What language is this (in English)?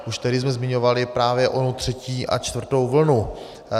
Czech